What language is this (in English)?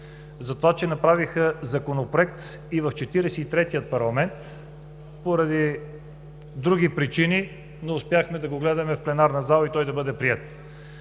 Bulgarian